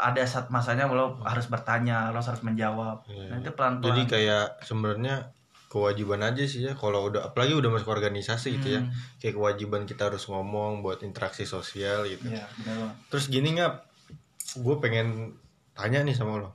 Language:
Indonesian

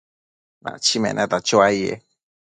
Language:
Matsés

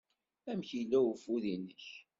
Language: Kabyle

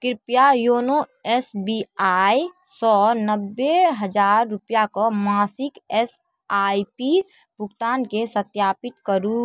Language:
Maithili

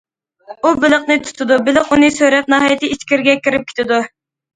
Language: Uyghur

